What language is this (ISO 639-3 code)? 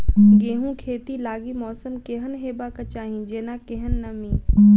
mai